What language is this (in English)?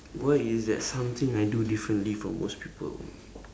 English